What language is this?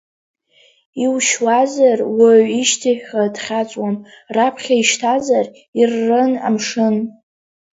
Abkhazian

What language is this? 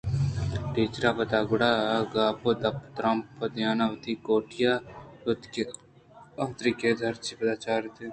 Eastern Balochi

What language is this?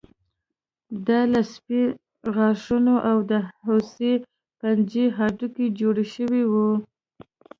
Pashto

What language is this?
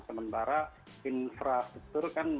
Indonesian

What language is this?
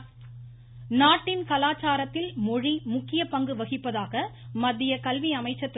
Tamil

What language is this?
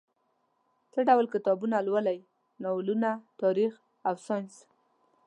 Pashto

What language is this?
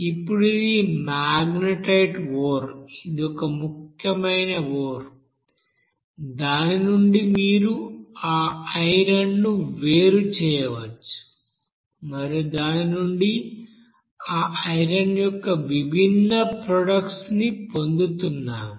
Telugu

